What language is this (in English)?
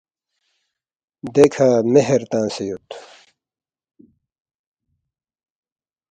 Balti